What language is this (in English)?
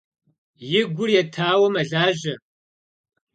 Kabardian